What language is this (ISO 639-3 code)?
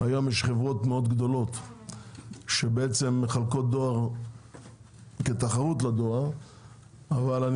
heb